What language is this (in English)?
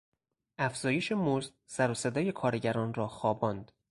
Persian